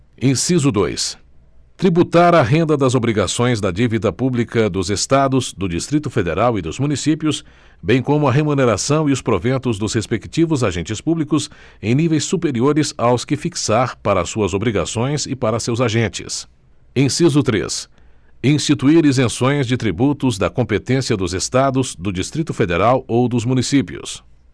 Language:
Portuguese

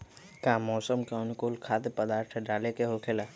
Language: Magahi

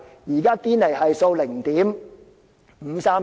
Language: Cantonese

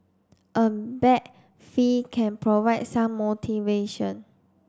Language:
English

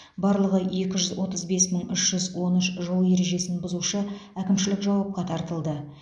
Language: Kazakh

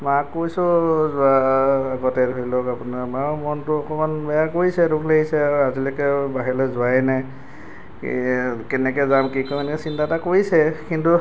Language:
Assamese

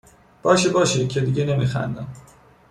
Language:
Persian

